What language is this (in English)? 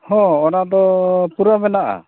Santali